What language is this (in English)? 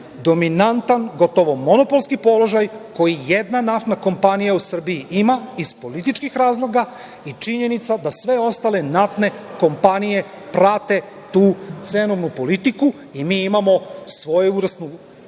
Serbian